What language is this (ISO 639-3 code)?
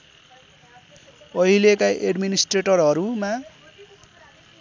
nep